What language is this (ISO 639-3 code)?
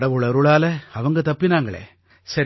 tam